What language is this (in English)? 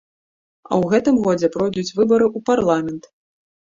Belarusian